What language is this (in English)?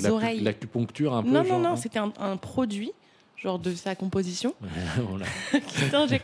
French